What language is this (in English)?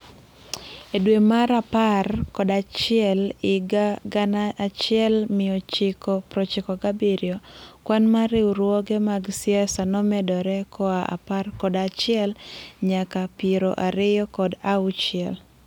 Luo (Kenya and Tanzania)